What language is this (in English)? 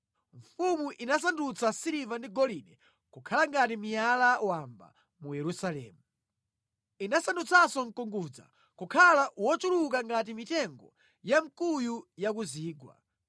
Nyanja